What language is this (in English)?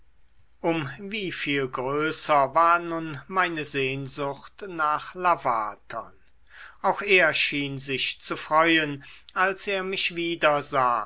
German